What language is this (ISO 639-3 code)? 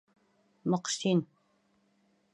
bak